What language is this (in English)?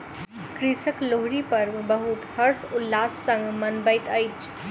Maithili